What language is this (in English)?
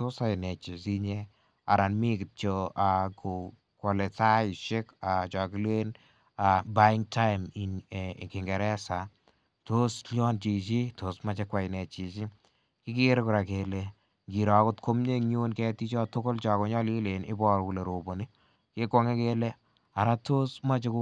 Kalenjin